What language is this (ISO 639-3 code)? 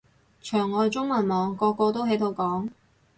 yue